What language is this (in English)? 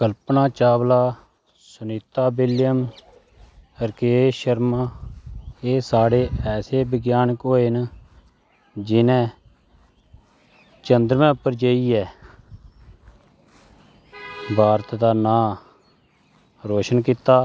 Dogri